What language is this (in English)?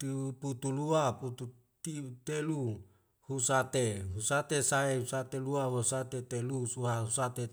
Wemale